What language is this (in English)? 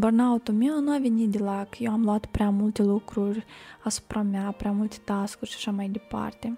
Romanian